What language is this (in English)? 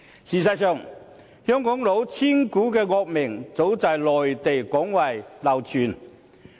Cantonese